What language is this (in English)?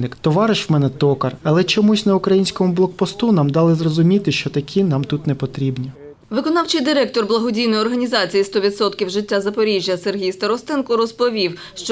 Ukrainian